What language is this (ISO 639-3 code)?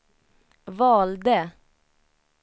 swe